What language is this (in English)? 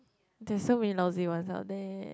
English